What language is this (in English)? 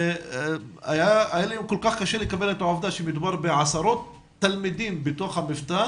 Hebrew